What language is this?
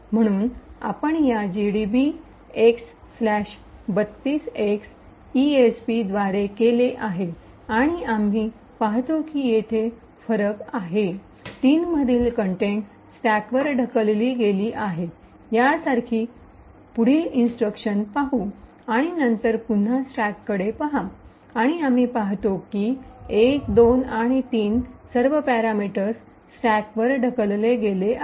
Marathi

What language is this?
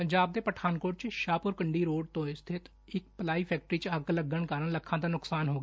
Punjabi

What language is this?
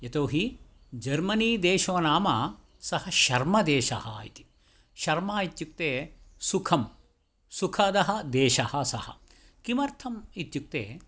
Sanskrit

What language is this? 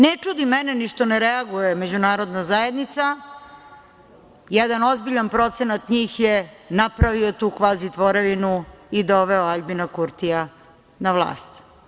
Serbian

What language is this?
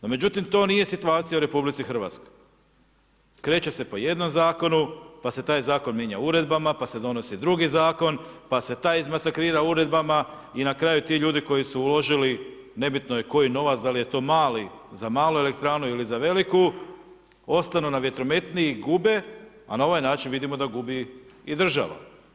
Croatian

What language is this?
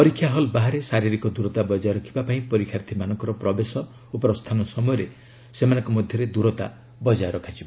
Odia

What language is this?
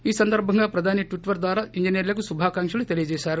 Telugu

